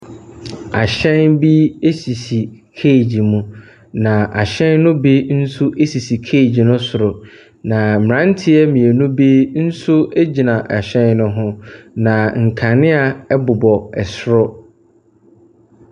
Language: Akan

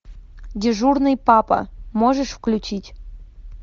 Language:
Russian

